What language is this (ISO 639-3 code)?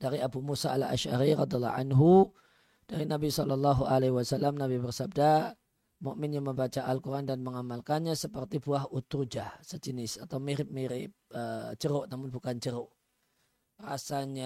ind